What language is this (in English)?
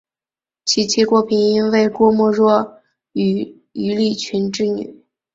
Chinese